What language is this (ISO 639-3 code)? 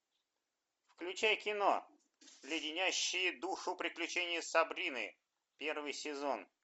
rus